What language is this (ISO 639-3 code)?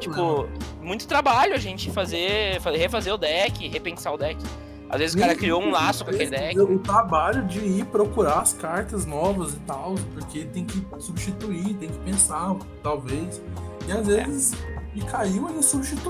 por